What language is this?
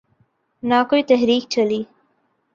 Urdu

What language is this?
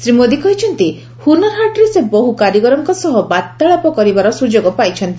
Odia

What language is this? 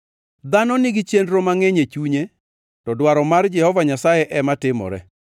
Luo (Kenya and Tanzania)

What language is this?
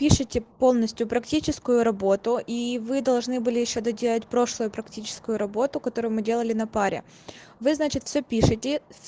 Russian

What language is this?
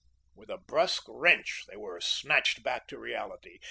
English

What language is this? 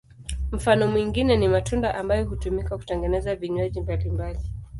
Swahili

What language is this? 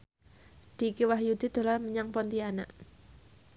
Javanese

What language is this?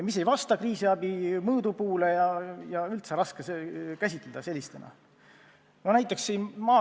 Estonian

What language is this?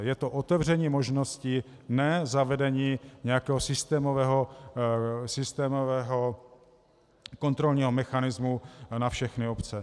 Czech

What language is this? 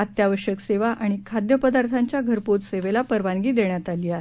Marathi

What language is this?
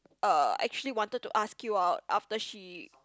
English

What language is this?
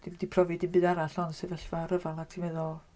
Welsh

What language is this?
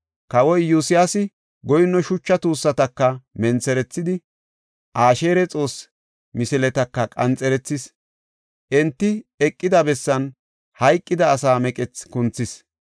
Gofa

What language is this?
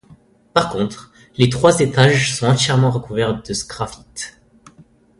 French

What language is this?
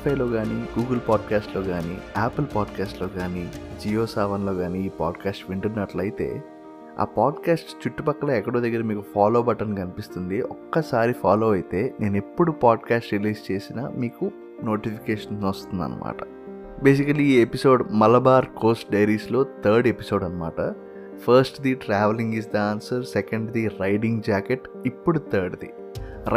Telugu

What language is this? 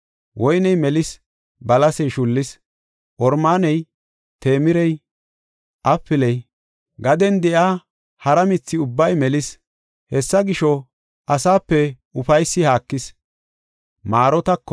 Gofa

